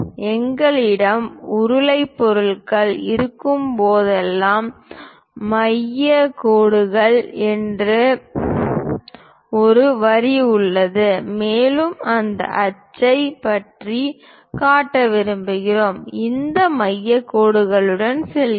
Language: Tamil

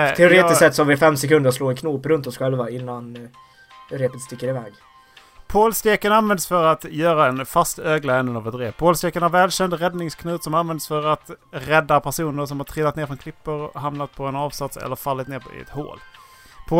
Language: Swedish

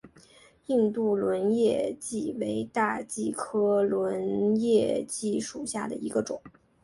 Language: Chinese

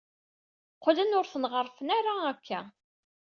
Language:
Kabyle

